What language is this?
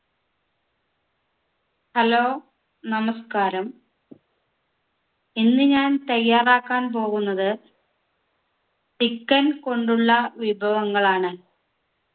Malayalam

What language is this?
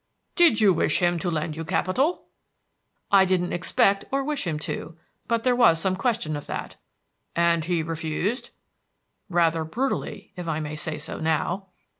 English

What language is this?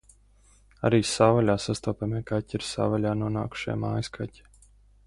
Latvian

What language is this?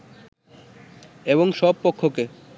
Bangla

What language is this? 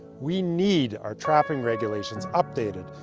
English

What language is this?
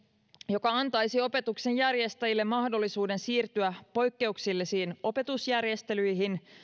Finnish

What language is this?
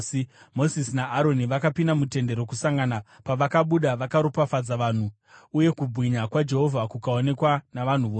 Shona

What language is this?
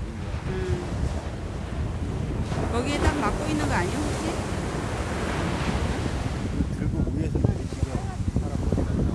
Korean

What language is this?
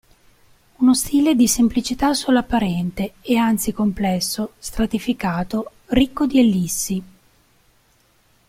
Italian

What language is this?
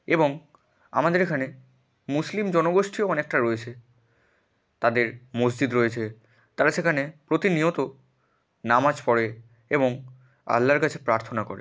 Bangla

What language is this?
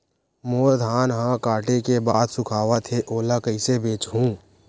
Chhattisgarhi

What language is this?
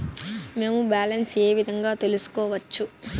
Telugu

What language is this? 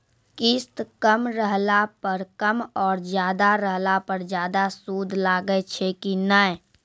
Maithili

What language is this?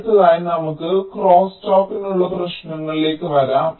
Malayalam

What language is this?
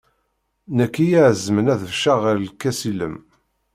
Kabyle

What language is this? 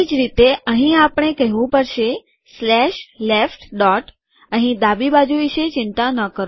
Gujarati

